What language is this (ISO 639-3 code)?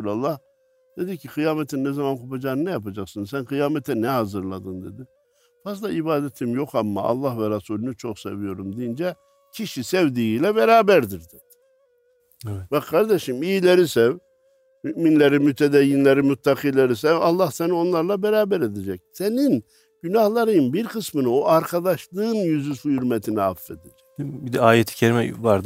tur